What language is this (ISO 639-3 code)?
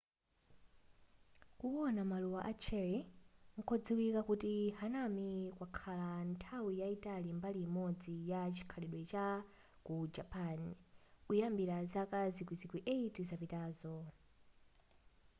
nya